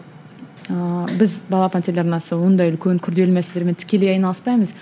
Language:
Kazakh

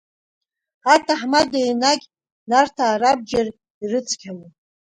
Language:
Abkhazian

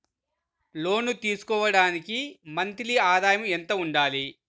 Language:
Telugu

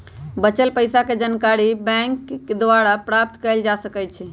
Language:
Magahi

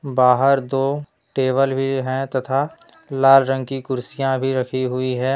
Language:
Hindi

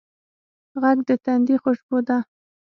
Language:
Pashto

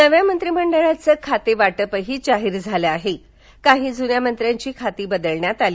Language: Marathi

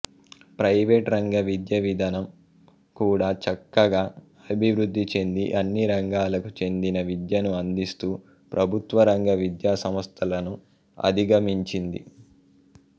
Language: Telugu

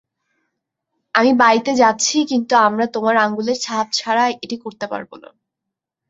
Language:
Bangla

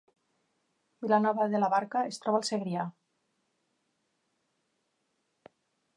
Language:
Catalan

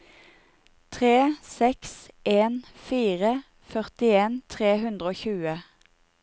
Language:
Norwegian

